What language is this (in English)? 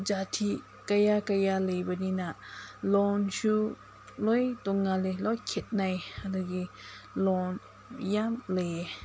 Manipuri